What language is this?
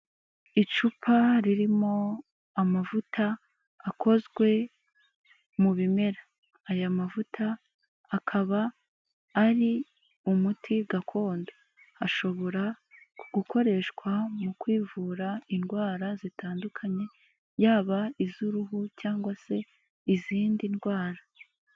Kinyarwanda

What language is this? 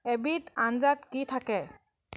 Assamese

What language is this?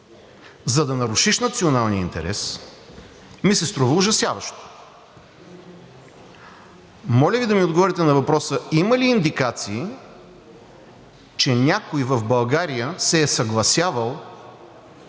Bulgarian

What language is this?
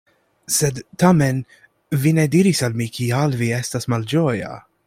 Esperanto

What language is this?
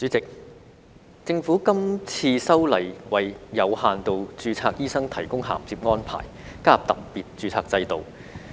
Cantonese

